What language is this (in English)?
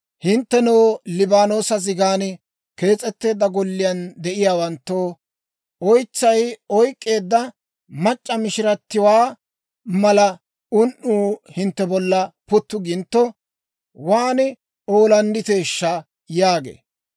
Dawro